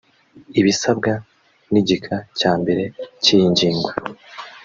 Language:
Kinyarwanda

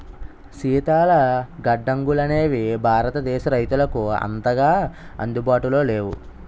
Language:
Telugu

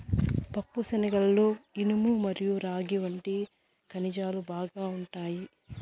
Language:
Telugu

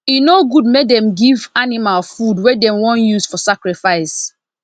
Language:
Nigerian Pidgin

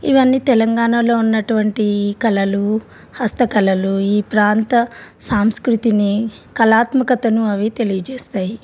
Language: Telugu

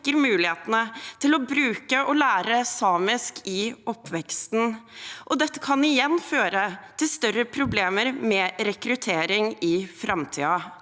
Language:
Norwegian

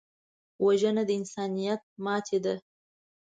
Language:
Pashto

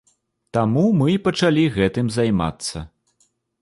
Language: Belarusian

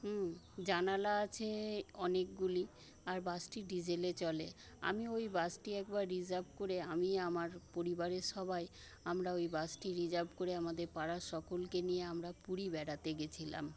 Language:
Bangla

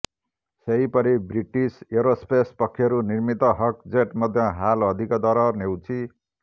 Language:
Odia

